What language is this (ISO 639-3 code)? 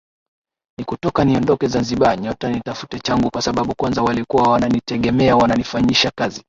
swa